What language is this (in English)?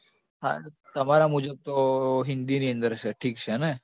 Gujarati